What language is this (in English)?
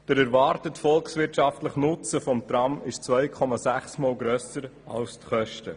Swiss German